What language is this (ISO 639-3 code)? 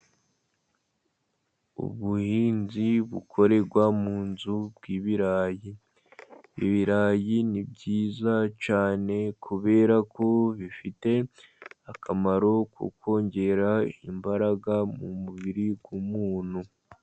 kin